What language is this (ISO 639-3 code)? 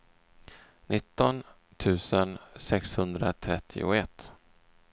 swe